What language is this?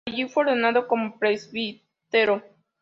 Spanish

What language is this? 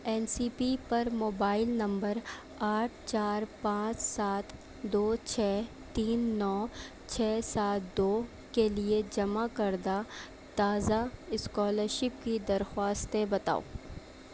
Urdu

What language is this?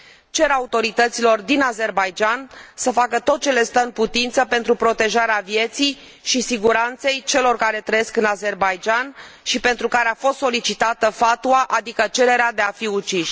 Romanian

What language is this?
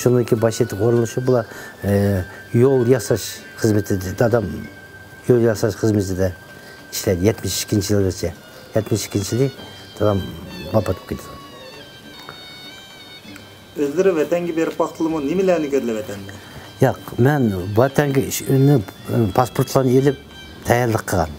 Turkish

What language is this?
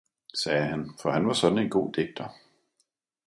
Danish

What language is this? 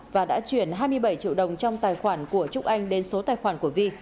Vietnamese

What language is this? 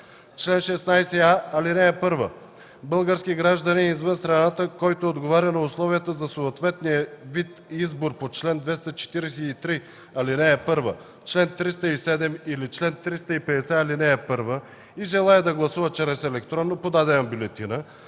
Bulgarian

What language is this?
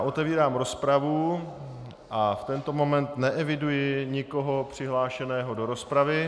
Czech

